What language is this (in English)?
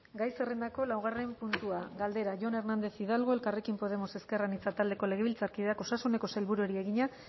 Basque